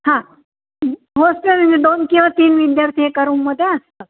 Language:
Marathi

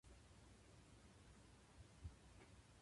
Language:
Japanese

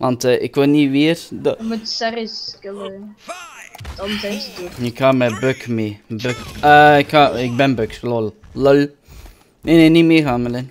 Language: Dutch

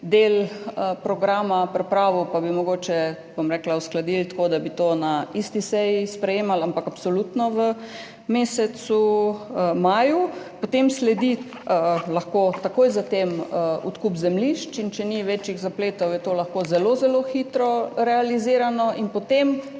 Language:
Slovenian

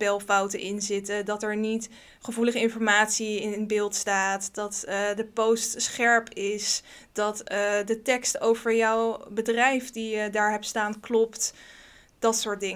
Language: Dutch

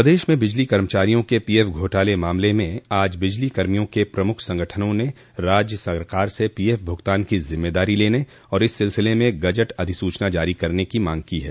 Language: Hindi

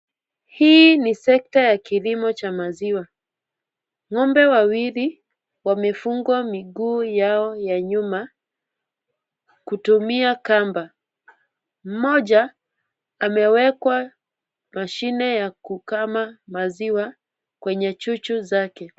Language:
Swahili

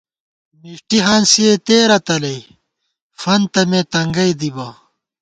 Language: Gawar-Bati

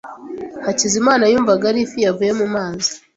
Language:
Kinyarwanda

